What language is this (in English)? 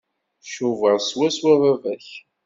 Kabyle